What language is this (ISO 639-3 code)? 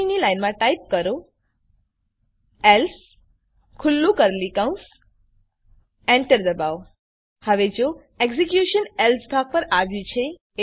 guj